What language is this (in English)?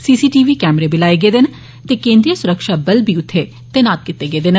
Dogri